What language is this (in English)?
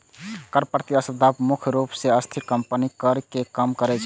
Maithili